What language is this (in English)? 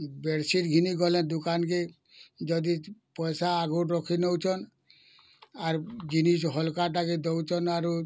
Odia